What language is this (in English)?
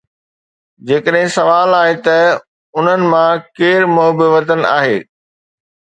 Sindhi